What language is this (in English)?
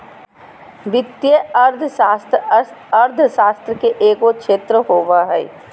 Magahi